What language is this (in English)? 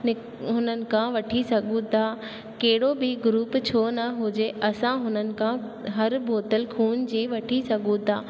Sindhi